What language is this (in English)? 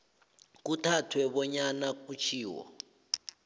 South Ndebele